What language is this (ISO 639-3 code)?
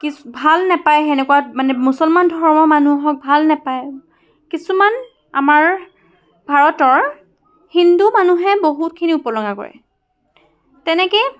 asm